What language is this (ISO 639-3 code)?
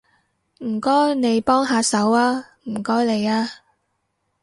yue